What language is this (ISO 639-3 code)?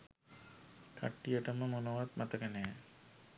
sin